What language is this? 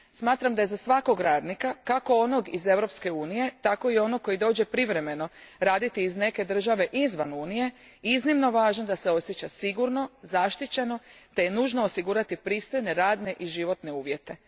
Croatian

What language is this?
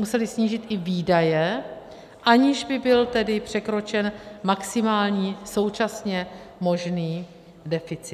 Czech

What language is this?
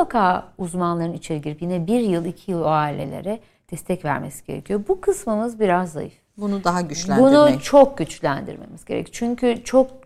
Turkish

